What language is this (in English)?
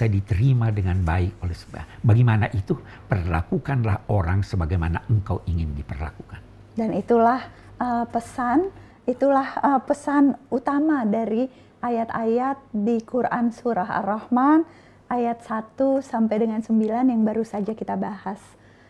Indonesian